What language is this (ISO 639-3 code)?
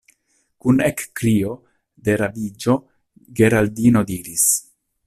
epo